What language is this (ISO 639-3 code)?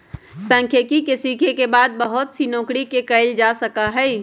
mag